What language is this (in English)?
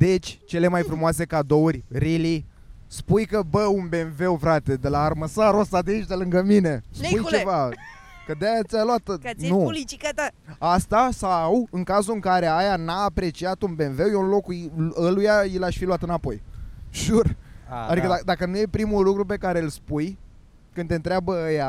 Romanian